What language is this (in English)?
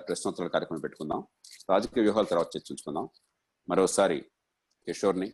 Telugu